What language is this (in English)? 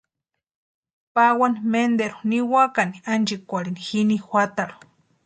Western Highland Purepecha